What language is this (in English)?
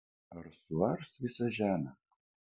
Lithuanian